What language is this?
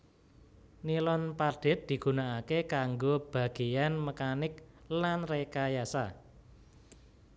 Javanese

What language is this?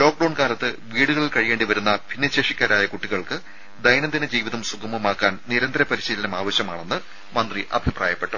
Malayalam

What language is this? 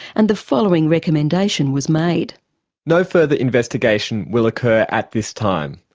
English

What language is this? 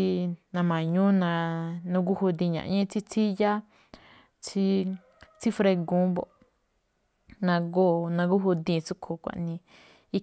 Malinaltepec Me'phaa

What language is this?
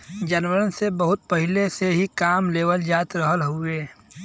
Bhojpuri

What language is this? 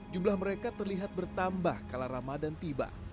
Indonesian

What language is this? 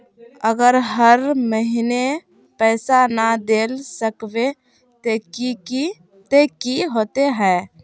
Magahi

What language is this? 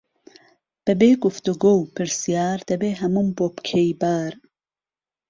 Central Kurdish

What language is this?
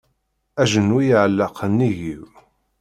Kabyle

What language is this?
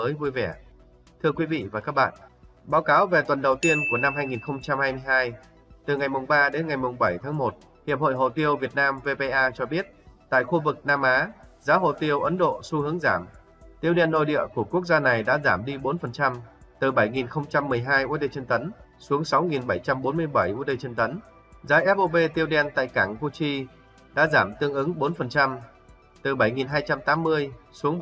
Vietnamese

